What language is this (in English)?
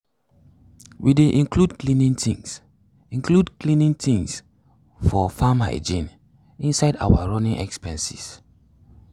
Nigerian Pidgin